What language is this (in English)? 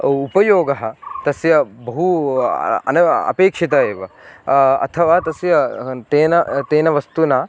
Sanskrit